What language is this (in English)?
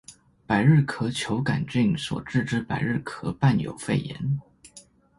Chinese